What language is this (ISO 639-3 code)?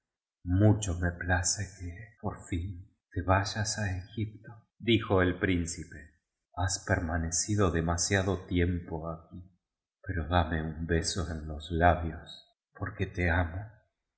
spa